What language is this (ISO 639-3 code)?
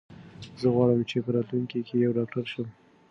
pus